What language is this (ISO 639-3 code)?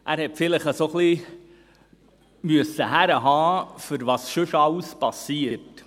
gsw